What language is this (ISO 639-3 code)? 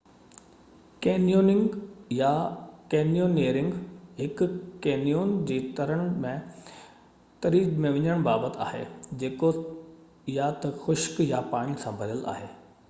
snd